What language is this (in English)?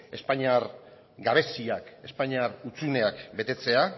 Basque